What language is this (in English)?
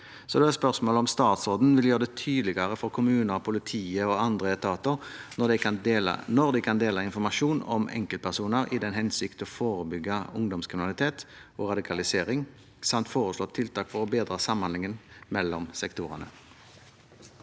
Norwegian